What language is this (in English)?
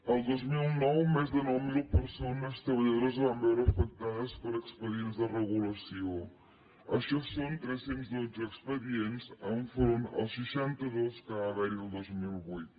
Catalan